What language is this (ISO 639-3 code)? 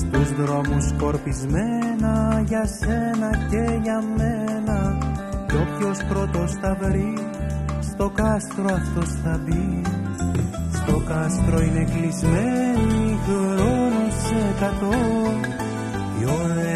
ell